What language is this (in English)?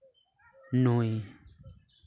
Santali